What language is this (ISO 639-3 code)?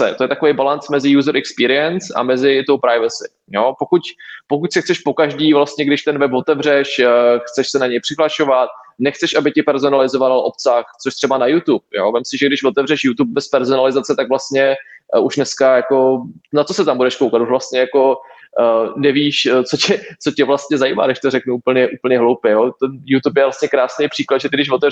ces